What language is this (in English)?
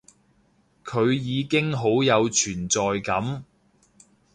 Cantonese